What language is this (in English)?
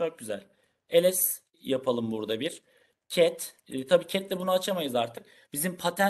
Turkish